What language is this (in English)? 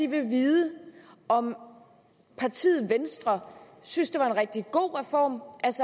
Danish